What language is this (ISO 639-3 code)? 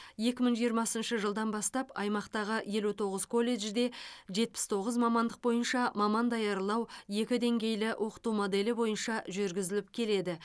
kaz